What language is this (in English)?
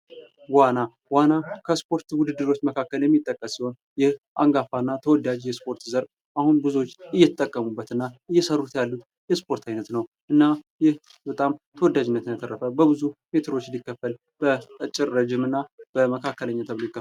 Amharic